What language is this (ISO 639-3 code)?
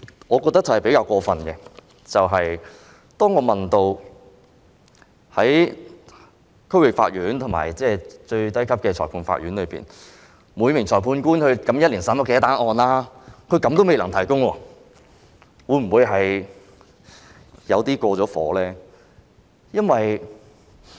yue